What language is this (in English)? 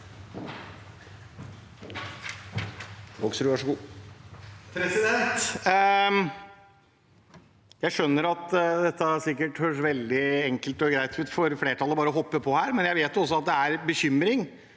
Norwegian